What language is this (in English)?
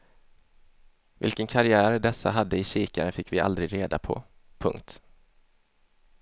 Swedish